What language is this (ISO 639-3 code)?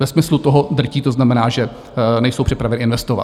ces